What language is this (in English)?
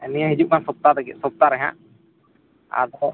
Santali